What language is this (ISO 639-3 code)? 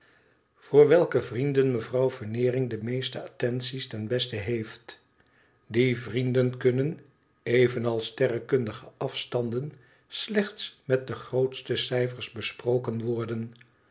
nld